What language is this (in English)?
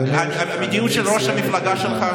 Hebrew